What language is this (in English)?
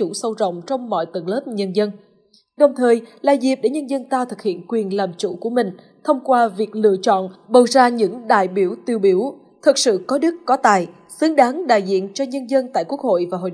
Vietnamese